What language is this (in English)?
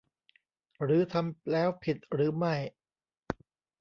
Thai